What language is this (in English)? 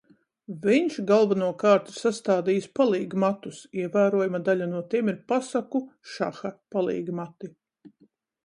Latvian